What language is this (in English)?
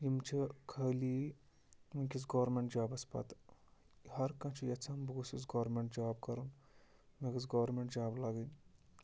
Kashmiri